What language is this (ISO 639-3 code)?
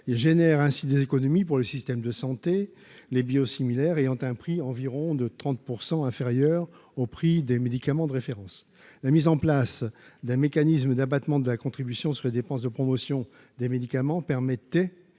fra